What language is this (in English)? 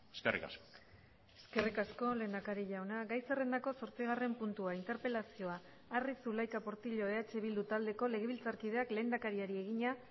Basque